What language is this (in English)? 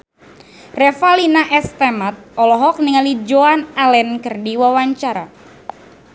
Sundanese